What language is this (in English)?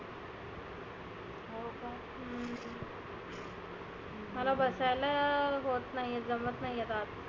Marathi